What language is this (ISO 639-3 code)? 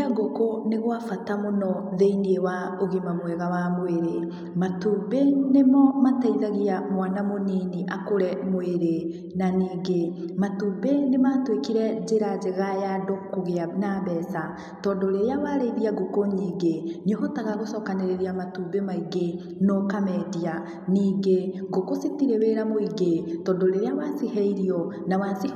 kik